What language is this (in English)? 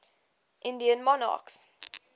English